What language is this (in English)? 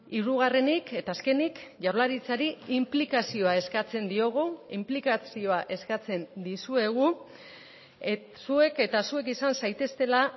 Basque